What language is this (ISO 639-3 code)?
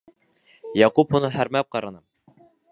bak